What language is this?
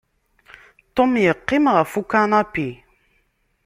Kabyle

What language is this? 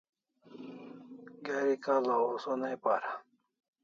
Kalasha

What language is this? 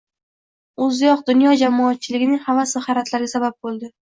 Uzbek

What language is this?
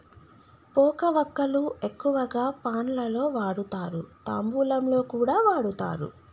Telugu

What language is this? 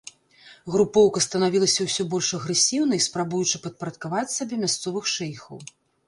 Belarusian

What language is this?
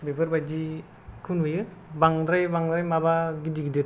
Bodo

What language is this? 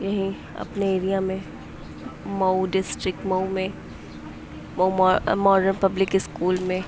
Urdu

